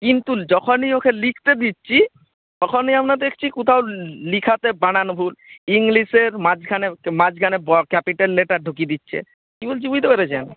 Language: Bangla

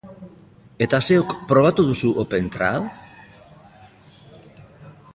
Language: Basque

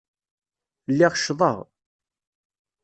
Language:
Kabyle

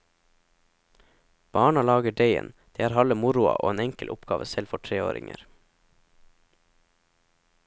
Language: Norwegian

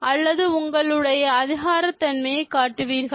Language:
Tamil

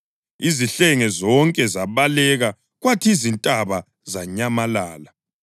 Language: North Ndebele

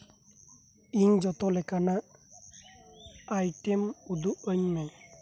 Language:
Santali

